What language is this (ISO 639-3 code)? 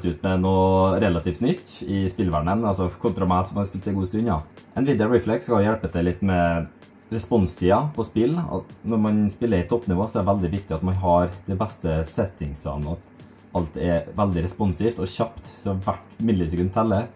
nor